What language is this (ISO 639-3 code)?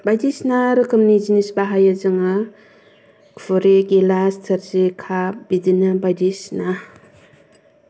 brx